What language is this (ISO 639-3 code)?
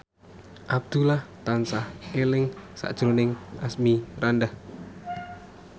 jav